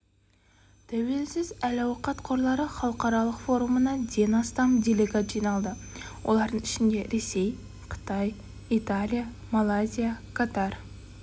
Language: Kazakh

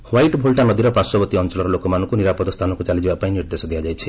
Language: Odia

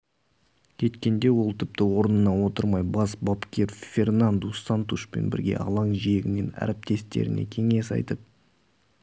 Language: Kazakh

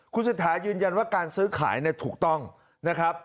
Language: Thai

